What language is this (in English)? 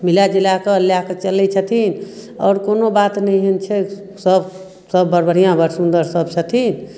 Maithili